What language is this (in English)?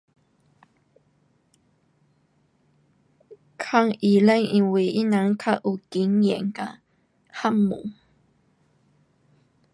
Pu-Xian Chinese